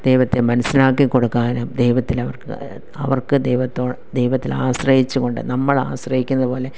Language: Malayalam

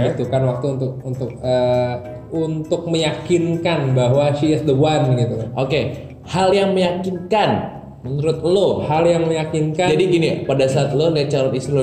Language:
Indonesian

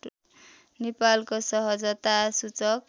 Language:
Nepali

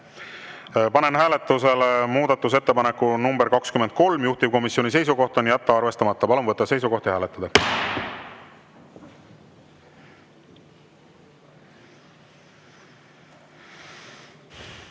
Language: Estonian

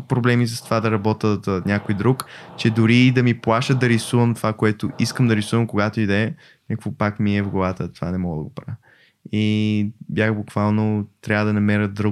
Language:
Bulgarian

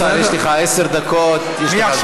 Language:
Hebrew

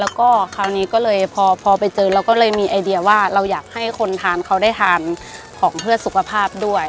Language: Thai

